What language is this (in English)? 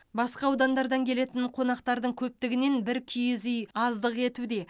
Kazakh